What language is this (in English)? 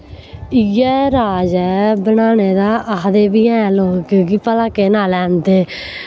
Dogri